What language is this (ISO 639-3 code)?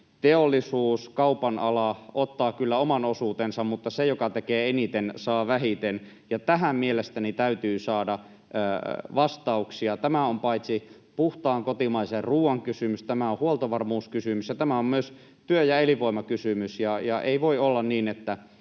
fin